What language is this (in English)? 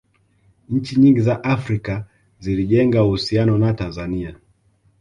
Swahili